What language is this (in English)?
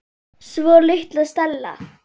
Icelandic